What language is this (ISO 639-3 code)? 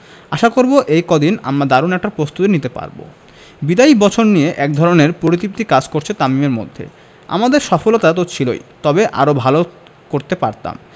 ben